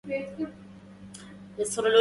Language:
Arabic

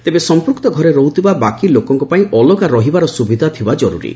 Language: Odia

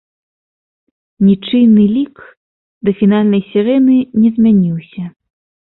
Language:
Belarusian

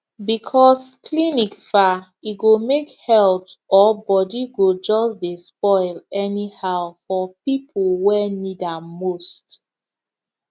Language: Nigerian Pidgin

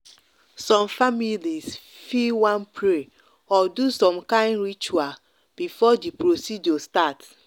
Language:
Nigerian Pidgin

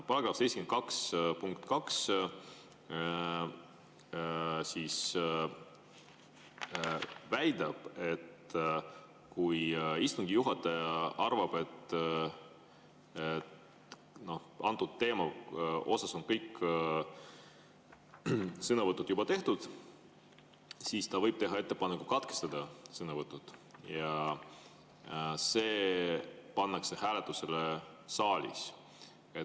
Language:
Estonian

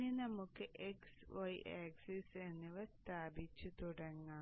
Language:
Malayalam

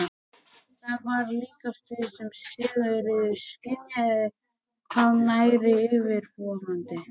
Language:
Icelandic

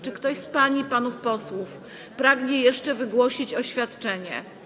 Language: Polish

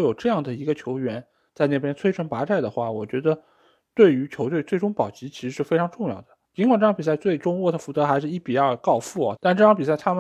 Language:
Chinese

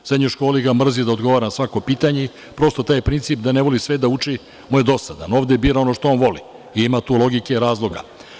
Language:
Serbian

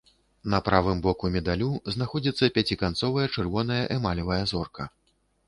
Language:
Belarusian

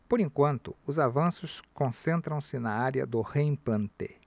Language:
Portuguese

